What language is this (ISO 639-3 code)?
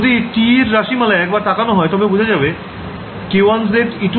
ben